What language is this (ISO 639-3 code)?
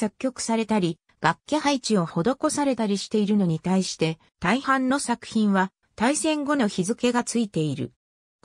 jpn